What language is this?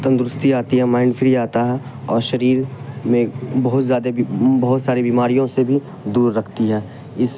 Urdu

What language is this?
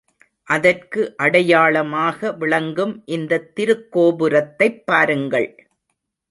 Tamil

